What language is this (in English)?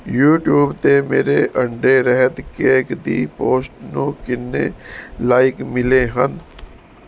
Punjabi